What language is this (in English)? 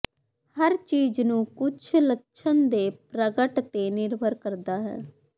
Punjabi